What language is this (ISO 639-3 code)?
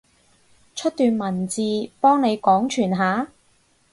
yue